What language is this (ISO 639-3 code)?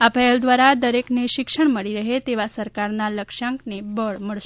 guj